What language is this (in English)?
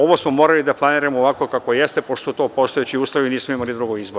Serbian